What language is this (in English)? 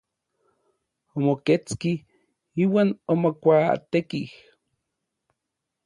Orizaba Nahuatl